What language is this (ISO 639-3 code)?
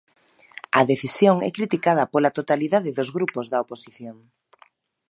glg